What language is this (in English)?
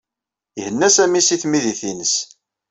Kabyle